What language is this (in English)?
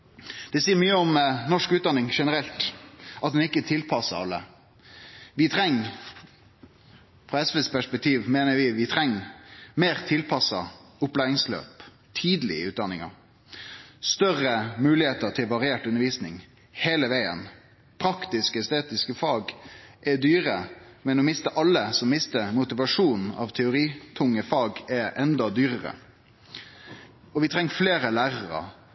Norwegian Nynorsk